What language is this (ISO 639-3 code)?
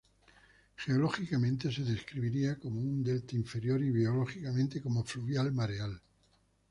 spa